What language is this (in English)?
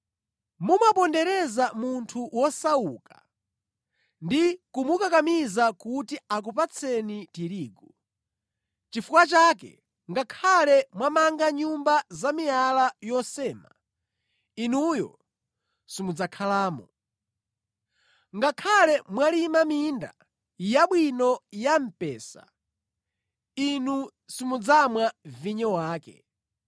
Nyanja